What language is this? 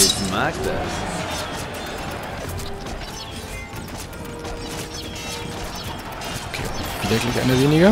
German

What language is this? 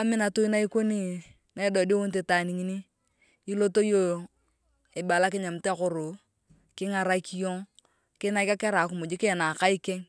Turkana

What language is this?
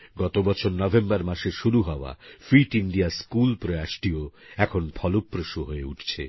Bangla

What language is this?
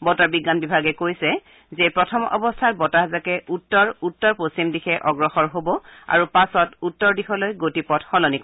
Assamese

